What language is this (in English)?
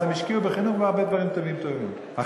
Hebrew